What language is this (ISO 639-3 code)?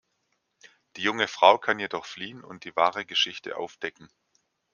deu